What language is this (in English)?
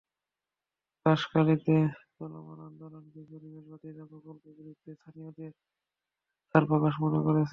Bangla